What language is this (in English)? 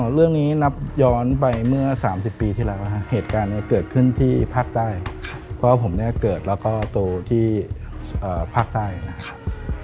Thai